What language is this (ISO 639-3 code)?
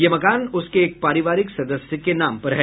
hin